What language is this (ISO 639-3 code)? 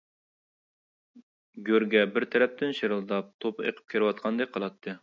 uig